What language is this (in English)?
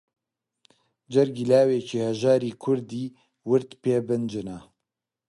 Central Kurdish